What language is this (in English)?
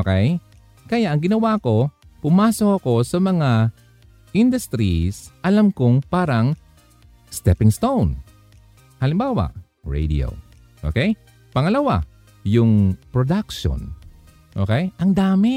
Filipino